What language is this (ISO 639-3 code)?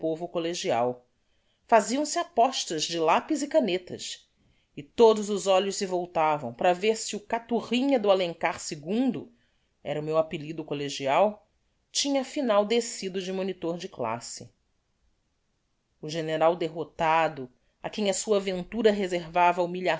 por